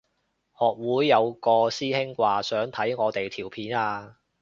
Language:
Cantonese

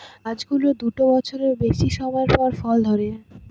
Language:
Bangla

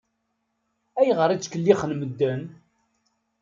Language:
Kabyle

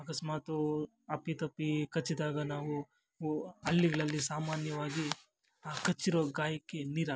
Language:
Kannada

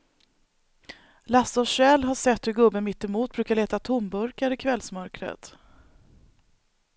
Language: Swedish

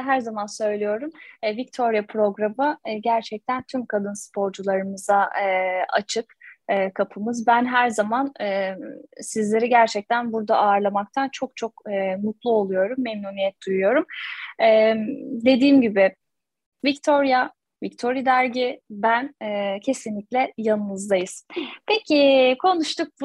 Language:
Turkish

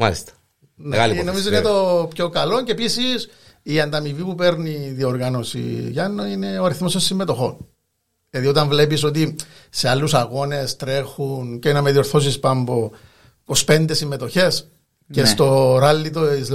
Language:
Greek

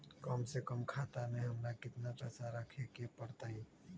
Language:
Magahi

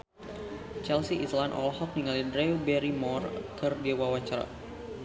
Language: Sundanese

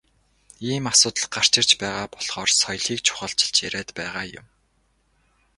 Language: Mongolian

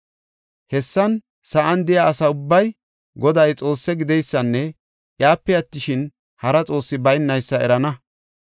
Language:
Gofa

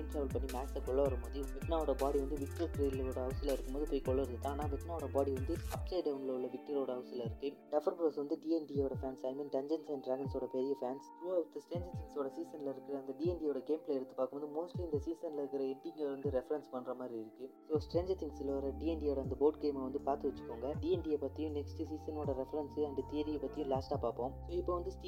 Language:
Malayalam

